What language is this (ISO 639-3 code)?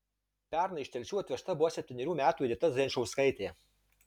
lit